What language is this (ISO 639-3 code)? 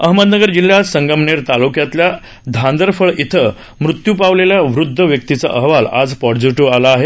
mar